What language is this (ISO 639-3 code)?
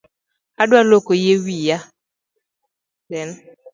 luo